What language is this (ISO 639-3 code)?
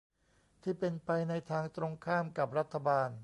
tha